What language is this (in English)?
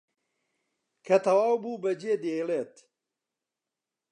Central Kurdish